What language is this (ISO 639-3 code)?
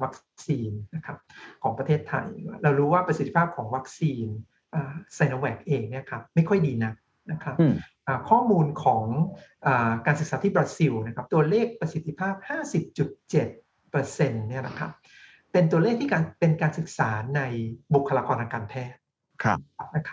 tha